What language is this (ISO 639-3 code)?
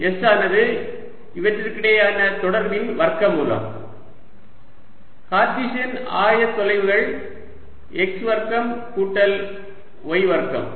tam